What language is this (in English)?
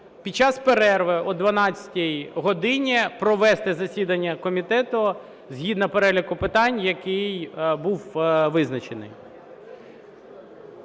Ukrainian